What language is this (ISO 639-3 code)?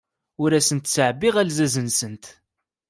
kab